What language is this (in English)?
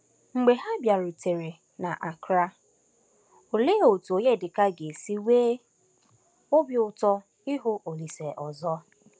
Igbo